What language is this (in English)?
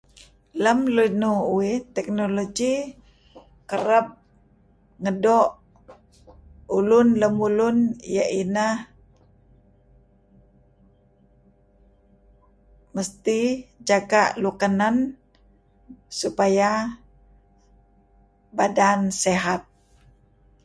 Kelabit